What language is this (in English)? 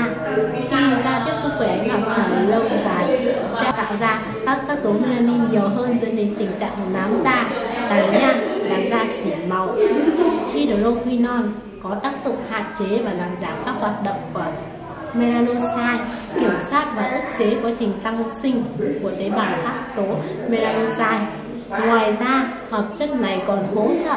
Vietnamese